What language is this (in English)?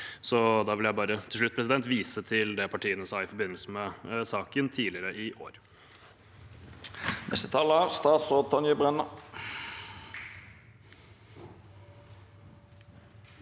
Norwegian